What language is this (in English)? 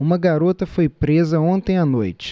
Portuguese